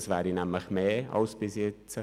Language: Swiss German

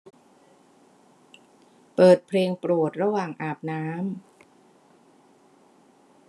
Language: Thai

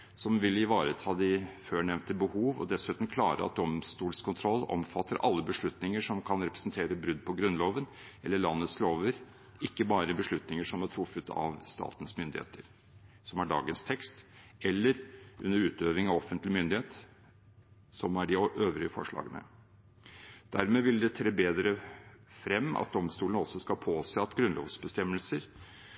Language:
Norwegian Bokmål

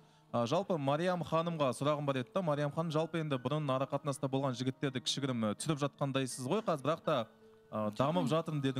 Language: Turkish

